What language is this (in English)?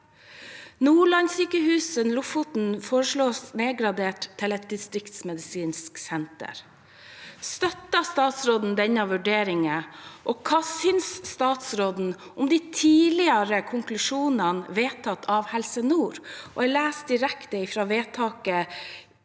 Norwegian